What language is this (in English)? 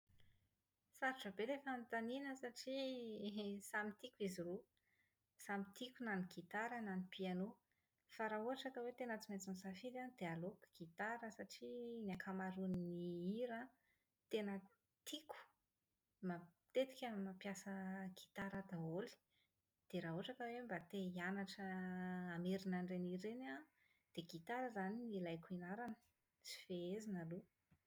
Malagasy